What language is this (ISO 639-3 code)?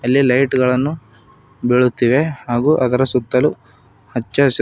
kan